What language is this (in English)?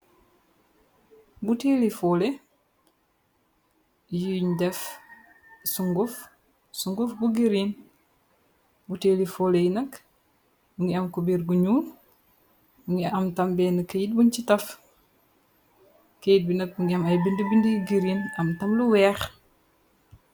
Wolof